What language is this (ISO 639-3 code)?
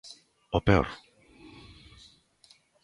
glg